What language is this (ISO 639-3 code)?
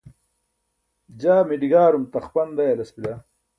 bsk